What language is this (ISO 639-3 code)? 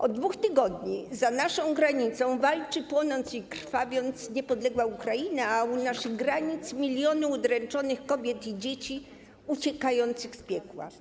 pol